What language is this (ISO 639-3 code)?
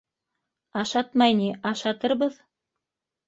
bak